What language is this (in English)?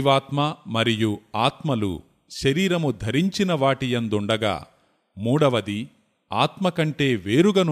Telugu